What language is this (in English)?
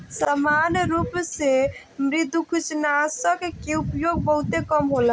Bhojpuri